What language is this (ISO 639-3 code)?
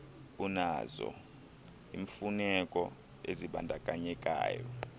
xho